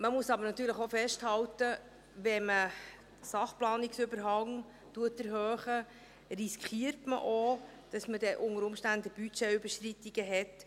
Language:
Swiss German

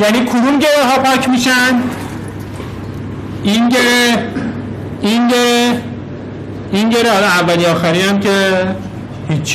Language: Persian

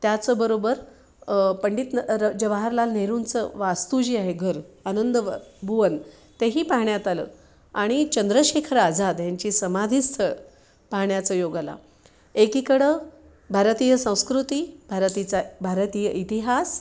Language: Marathi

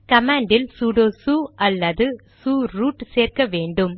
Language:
Tamil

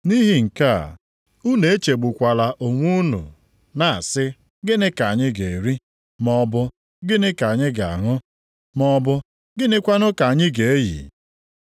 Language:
Igbo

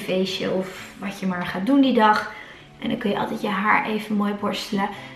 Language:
Dutch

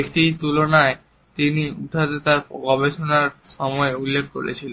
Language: Bangla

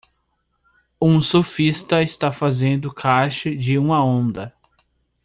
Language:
Portuguese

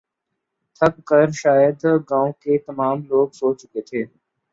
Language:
Urdu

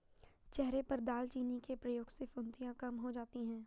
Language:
Hindi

